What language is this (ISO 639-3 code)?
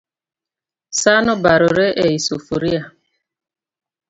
luo